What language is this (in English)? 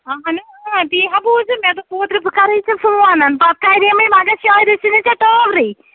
Kashmiri